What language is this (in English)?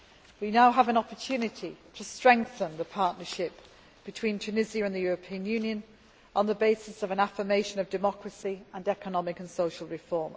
English